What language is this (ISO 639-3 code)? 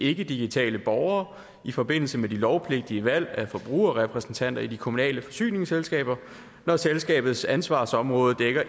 dan